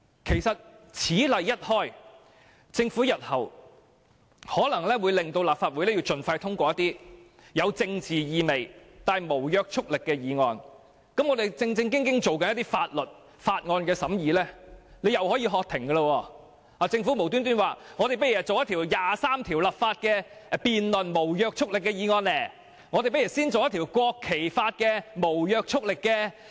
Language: Cantonese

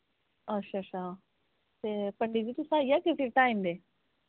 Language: Dogri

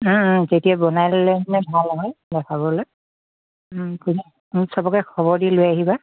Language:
Assamese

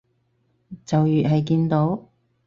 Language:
Cantonese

